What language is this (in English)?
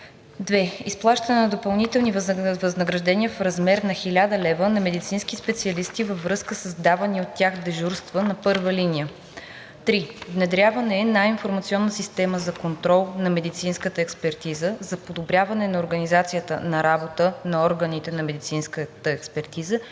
Bulgarian